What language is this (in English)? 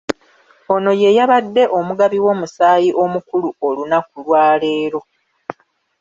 Ganda